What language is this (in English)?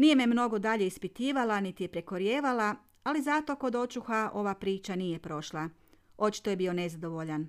Croatian